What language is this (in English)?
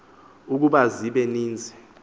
Xhosa